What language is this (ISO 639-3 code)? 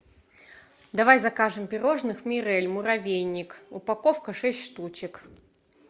rus